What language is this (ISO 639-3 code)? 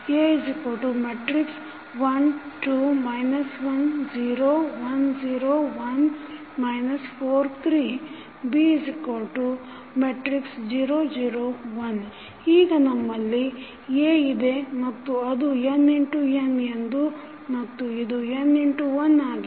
kan